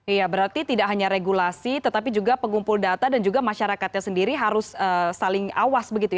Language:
Indonesian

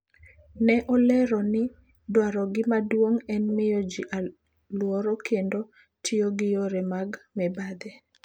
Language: Luo (Kenya and Tanzania)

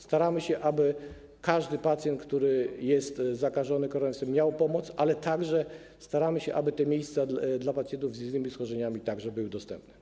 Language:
Polish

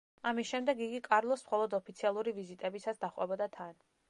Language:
Georgian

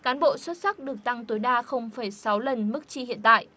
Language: Vietnamese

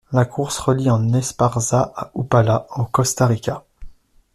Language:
French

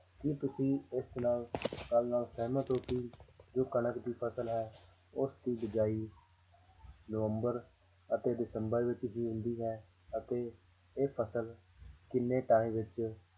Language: Punjabi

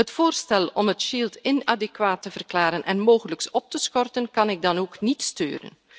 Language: Dutch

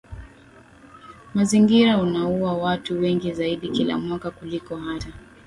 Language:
Swahili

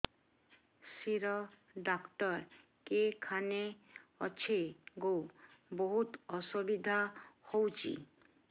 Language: Odia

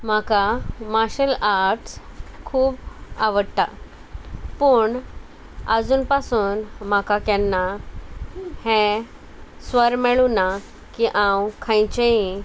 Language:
Konkani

